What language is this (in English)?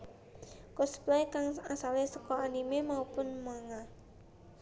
Javanese